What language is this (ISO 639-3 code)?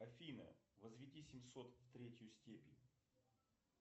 rus